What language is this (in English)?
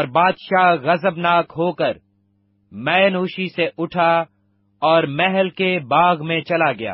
Urdu